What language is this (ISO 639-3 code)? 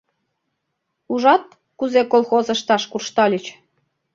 chm